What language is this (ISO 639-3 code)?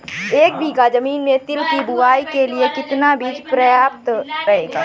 hin